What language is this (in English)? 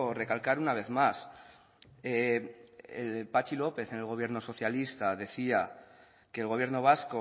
Spanish